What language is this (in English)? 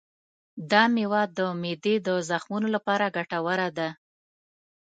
Pashto